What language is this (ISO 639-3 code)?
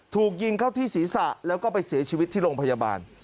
tha